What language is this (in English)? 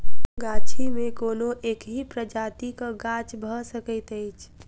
Maithili